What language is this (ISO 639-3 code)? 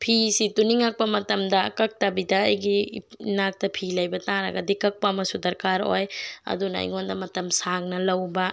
mni